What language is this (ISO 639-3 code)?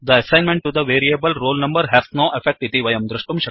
san